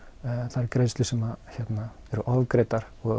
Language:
Icelandic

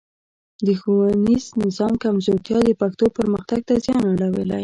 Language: Pashto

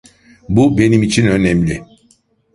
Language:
Turkish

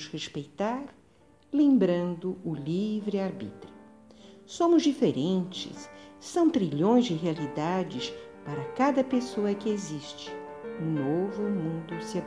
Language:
Portuguese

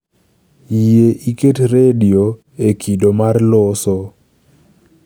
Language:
Luo (Kenya and Tanzania)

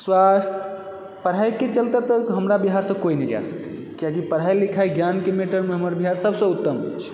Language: Maithili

